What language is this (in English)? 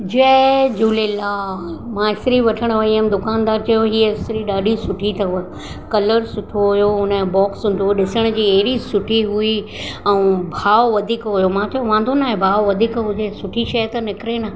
Sindhi